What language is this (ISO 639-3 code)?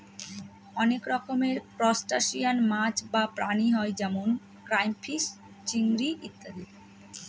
ben